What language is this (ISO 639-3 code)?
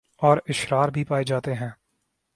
urd